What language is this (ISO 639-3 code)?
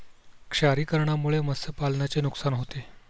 mar